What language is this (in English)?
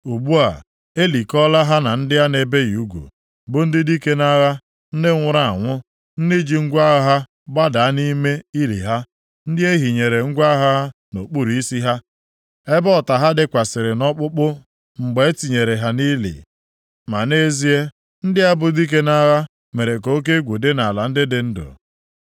Igbo